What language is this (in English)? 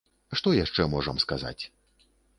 Belarusian